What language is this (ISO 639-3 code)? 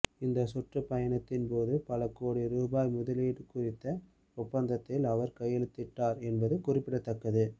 tam